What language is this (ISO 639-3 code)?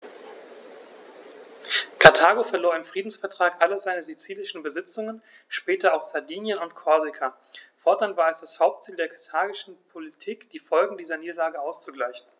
deu